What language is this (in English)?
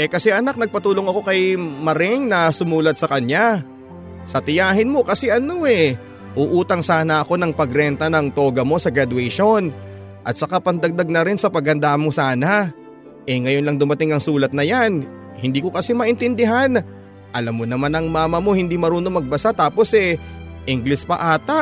Filipino